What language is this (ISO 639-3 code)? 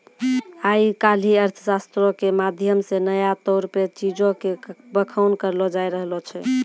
mai